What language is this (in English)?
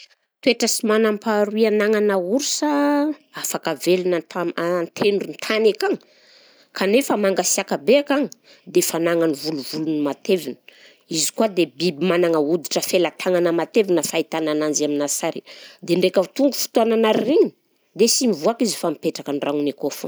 Southern Betsimisaraka Malagasy